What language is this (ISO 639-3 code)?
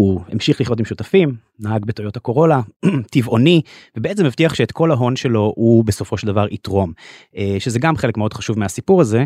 heb